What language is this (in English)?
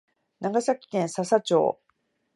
Japanese